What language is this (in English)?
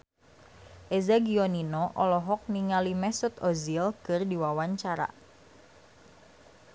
Sundanese